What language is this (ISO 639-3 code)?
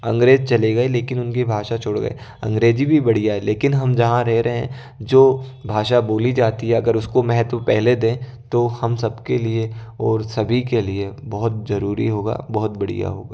hin